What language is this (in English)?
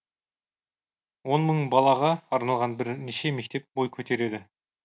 Kazakh